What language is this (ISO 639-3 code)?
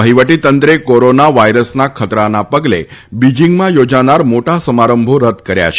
guj